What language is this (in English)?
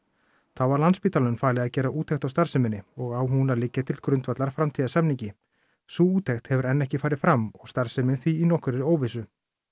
Icelandic